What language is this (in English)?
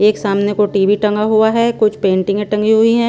Hindi